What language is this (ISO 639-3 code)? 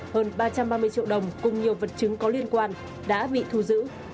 vie